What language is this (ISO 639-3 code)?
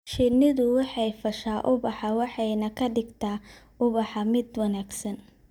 som